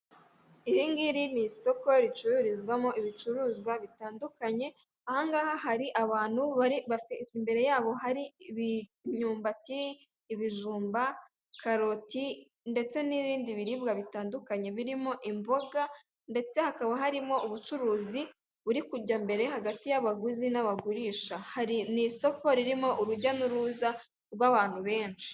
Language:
Kinyarwanda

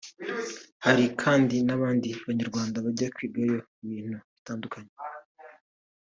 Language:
Kinyarwanda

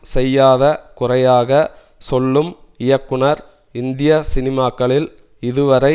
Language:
Tamil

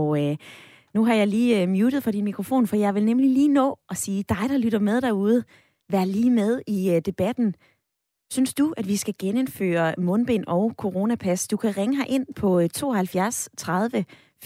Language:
Danish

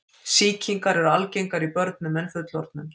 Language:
Icelandic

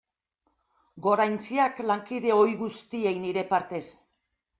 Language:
Basque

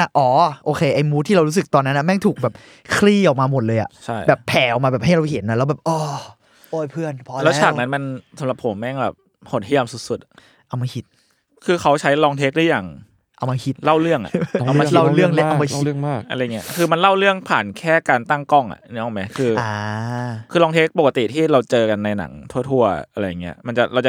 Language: Thai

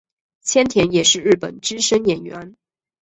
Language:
Chinese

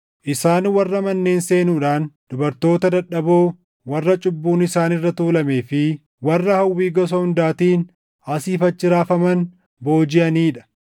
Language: Oromo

